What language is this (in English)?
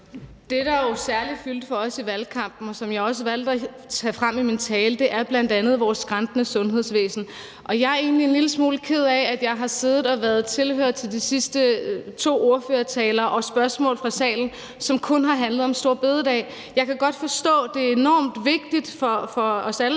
Danish